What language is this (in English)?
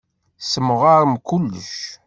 Kabyle